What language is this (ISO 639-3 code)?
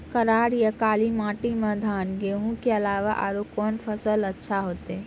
mai